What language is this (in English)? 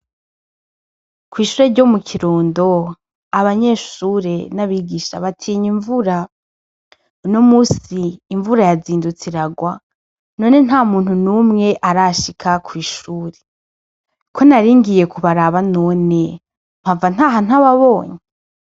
Rundi